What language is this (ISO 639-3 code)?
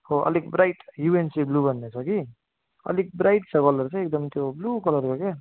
nep